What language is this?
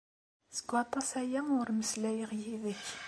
Kabyle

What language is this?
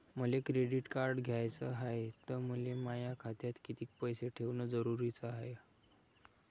Marathi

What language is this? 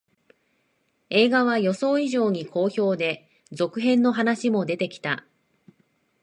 Japanese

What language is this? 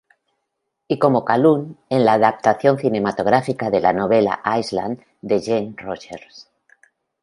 Spanish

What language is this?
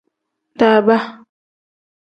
Tem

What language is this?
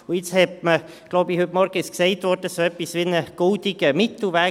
Swiss German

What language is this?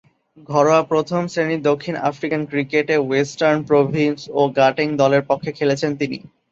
Bangla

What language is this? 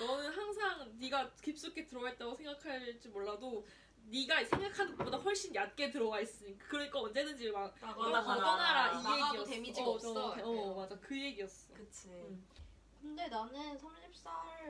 Korean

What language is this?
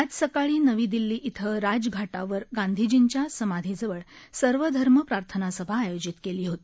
Marathi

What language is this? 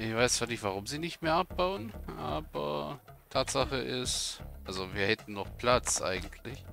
German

